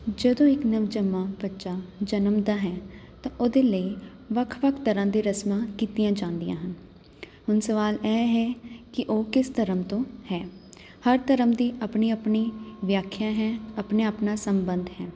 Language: Punjabi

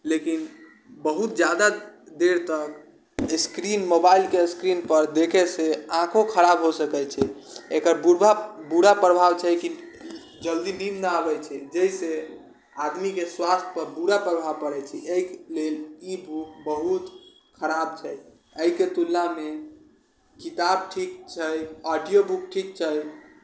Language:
Maithili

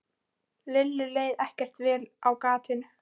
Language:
Icelandic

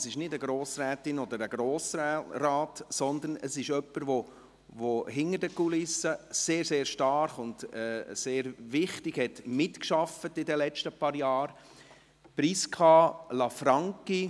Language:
Swiss German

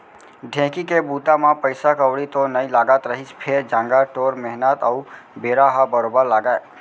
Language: Chhattisgarhi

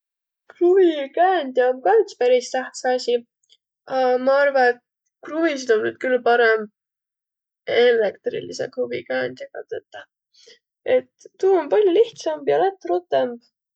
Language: Võro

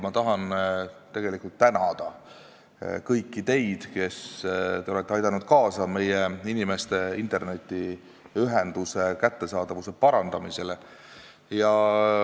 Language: Estonian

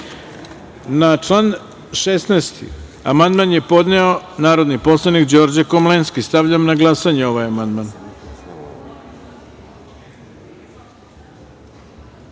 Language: Serbian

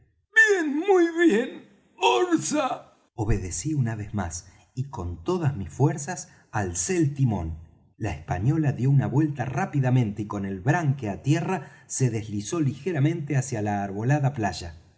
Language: Spanish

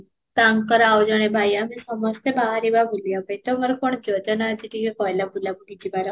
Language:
Odia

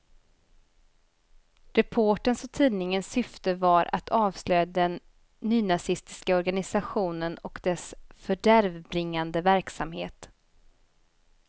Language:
Swedish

